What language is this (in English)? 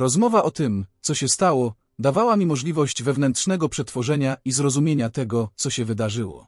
Polish